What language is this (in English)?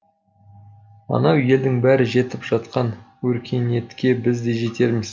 Kazakh